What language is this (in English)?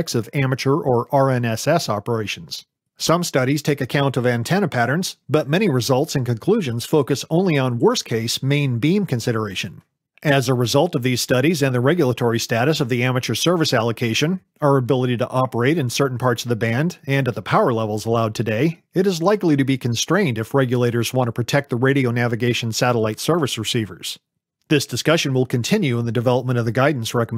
English